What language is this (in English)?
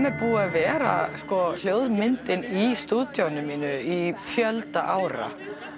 Icelandic